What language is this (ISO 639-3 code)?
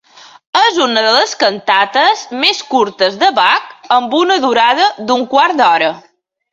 cat